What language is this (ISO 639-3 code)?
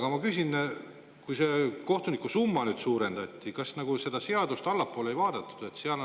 est